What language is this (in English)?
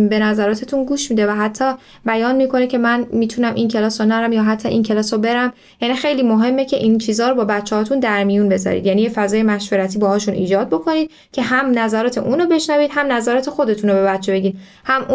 Persian